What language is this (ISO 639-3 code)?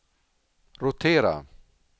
swe